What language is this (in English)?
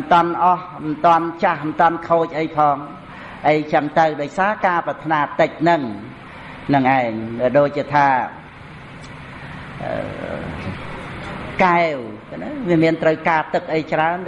Vietnamese